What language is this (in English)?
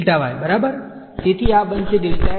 Gujarati